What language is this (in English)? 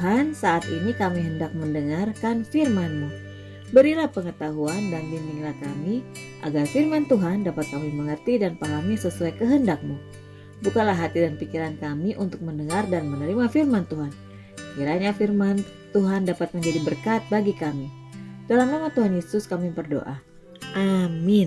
Indonesian